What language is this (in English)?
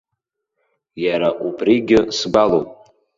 Abkhazian